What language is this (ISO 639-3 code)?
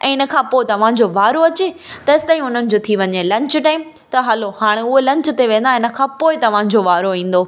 snd